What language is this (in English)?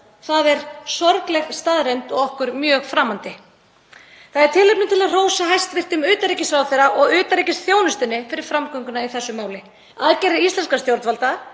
Icelandic